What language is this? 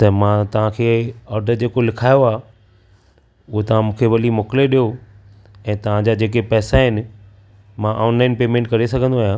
Sindhi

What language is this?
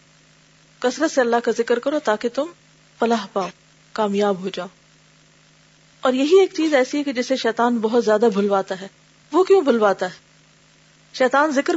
Urdu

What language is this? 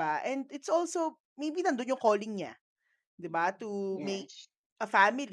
Filipino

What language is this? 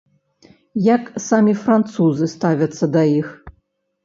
Belarusian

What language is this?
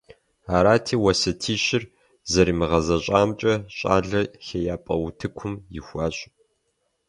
Kabardian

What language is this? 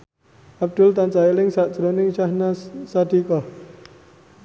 Javanese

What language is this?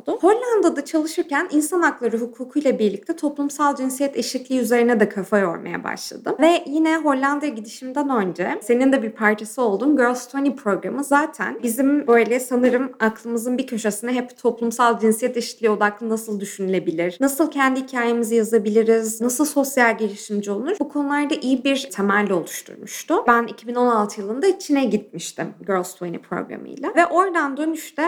Turkish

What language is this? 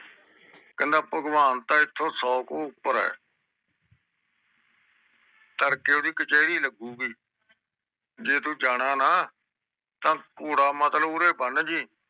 Punjabi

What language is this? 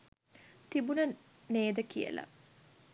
Sinhala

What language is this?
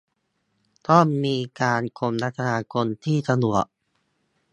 Thai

